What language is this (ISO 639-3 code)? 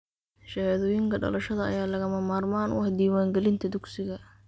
som